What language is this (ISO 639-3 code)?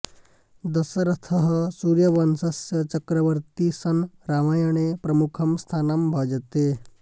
san